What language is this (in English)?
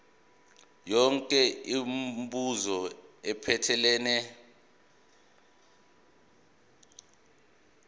Zulu